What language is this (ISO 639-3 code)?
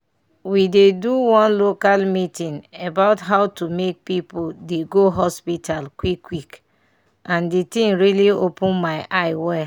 pcm